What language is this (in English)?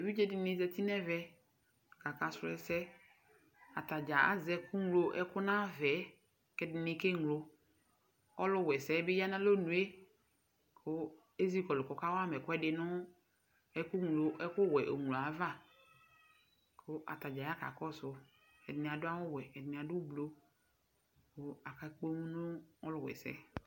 Ikposo